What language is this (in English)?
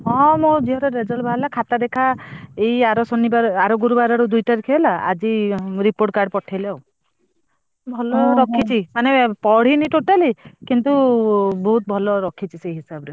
Odia